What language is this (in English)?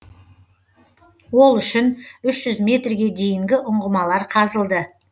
Kazakh